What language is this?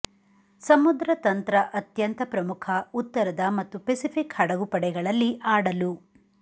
Kannada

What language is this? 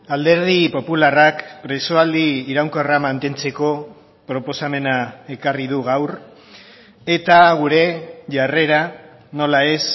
Basque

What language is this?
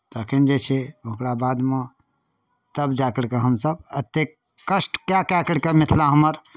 Maithili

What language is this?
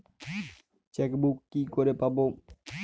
Bangla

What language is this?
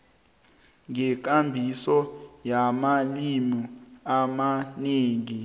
South Ndebele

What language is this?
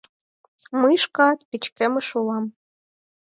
Mari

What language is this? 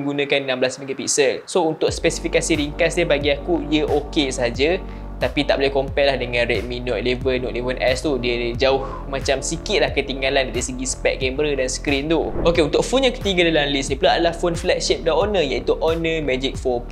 Malay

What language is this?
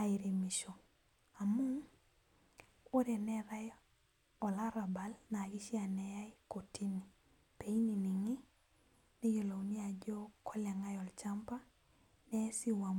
Masai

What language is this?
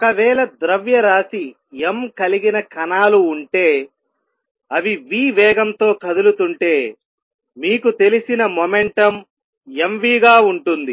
Telugu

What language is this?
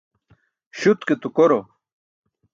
Burushaski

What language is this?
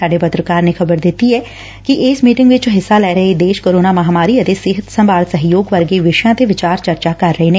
Punjabi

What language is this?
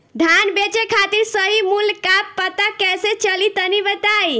Bhojpuri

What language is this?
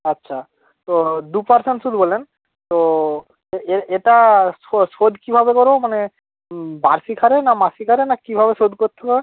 Bangla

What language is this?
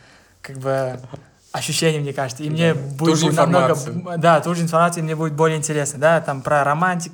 Russian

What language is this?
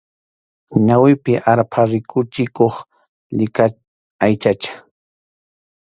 Arequipa-La Unión Quechua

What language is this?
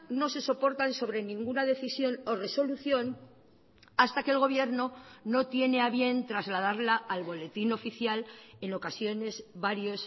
Spanish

